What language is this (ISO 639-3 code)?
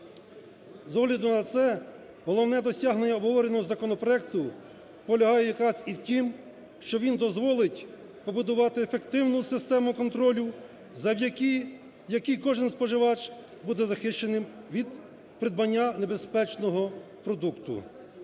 ukr